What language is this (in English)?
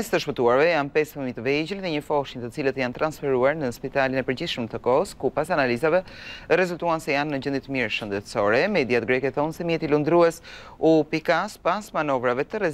Romanian